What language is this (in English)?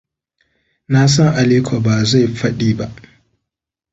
Hausa